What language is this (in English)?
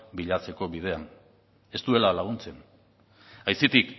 Basque